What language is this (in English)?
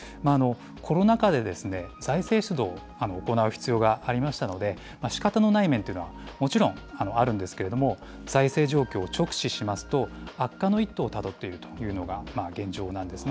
Japanese